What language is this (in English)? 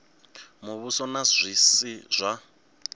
Venda